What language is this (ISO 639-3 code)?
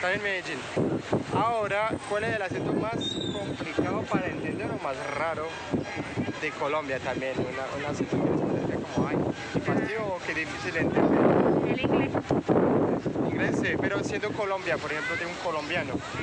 spa